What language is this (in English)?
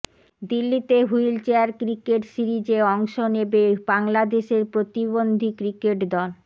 Bangla